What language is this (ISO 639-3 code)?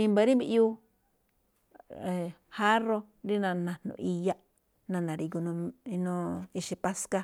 tcf